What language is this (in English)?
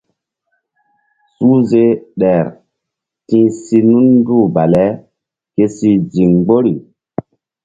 Mbum